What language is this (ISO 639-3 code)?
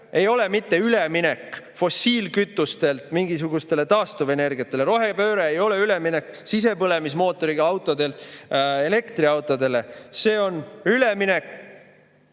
est